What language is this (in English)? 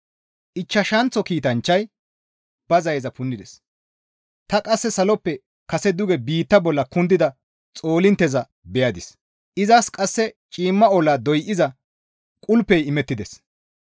Gamo